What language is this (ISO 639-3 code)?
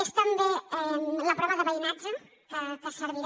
cat